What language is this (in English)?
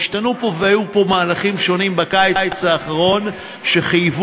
Hebrew